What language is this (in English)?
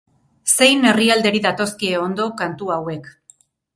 Basque